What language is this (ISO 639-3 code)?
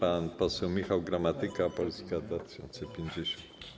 pol